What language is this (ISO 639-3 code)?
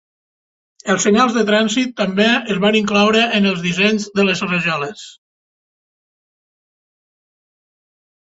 cat